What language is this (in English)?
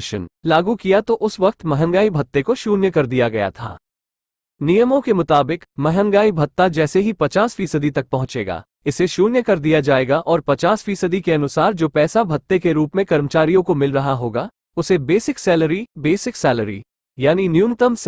Hindi